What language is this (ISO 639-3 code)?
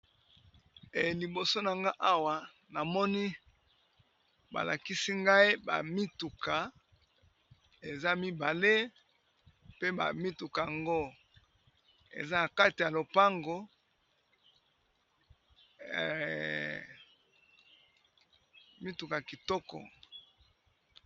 lin